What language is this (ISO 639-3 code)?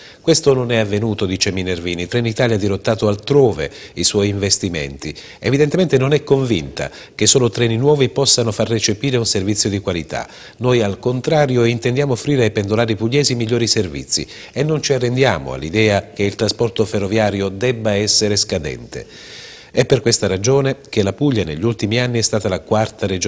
ita